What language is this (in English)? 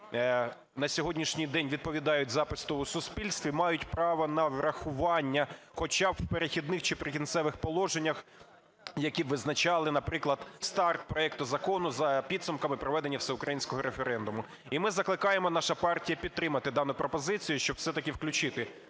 Ukrainian